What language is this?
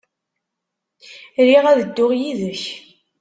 Kabyle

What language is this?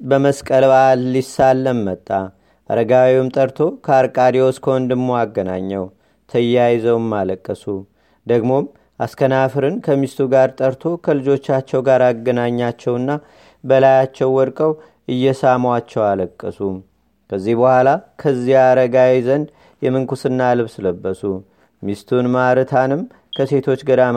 Amharic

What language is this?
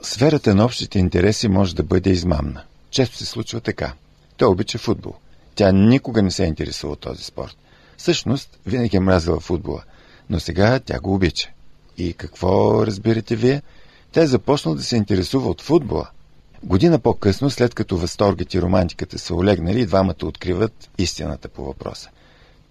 Bulgarian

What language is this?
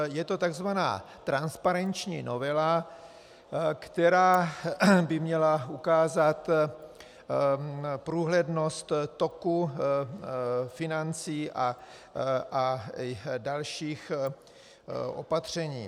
Czech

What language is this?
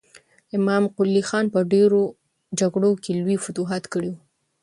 Pashto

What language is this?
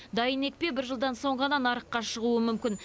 Kazakh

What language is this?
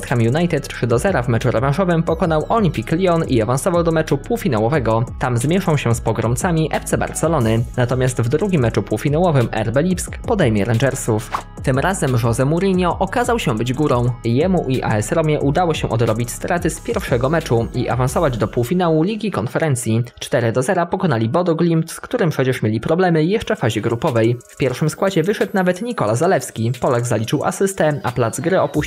Polish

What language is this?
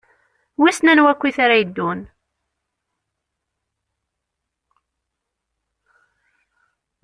Kabyle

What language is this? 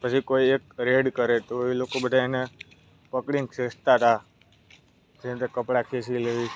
Gujarati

